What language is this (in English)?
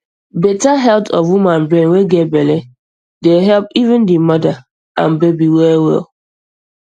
Nigerian Pidgin